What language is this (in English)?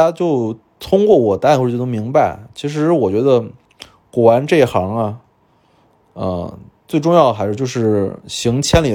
Chinese